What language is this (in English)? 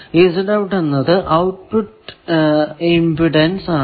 Malayalam